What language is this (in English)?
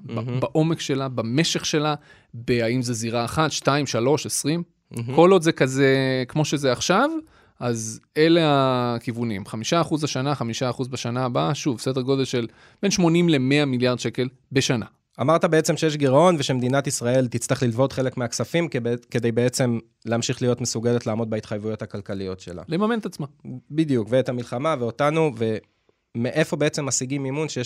Hebrew